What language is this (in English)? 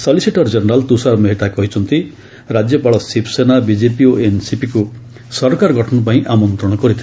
Odia